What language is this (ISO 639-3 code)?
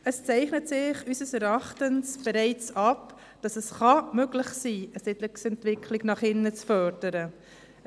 gsw